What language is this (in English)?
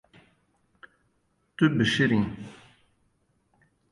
Kurdish